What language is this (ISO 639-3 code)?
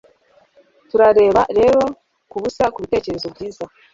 kin